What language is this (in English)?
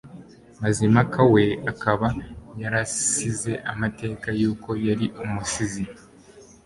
Kinyarwanda